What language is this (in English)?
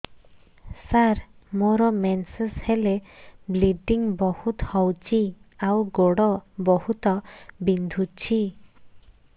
Odia